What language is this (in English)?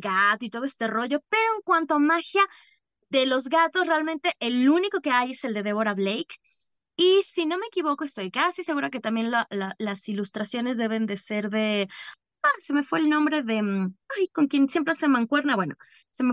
Spanish